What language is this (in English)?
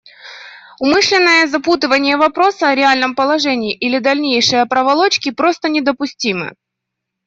Russian